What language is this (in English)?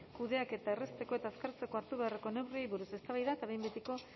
Basque